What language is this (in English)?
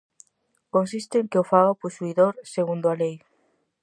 Galician